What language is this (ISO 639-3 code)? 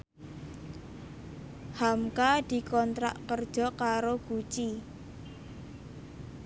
jav